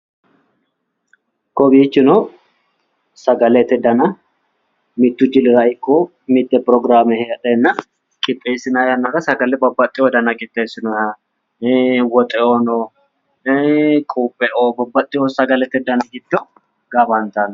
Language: Sidamo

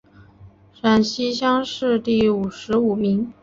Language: Chinese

